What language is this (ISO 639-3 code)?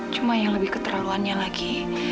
ind